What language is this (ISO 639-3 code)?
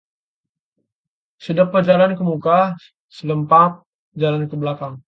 ind